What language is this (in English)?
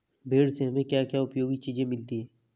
Hindi